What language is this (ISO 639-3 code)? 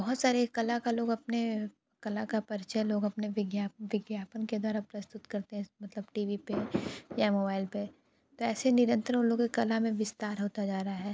hin